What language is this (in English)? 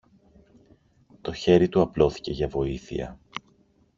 Greek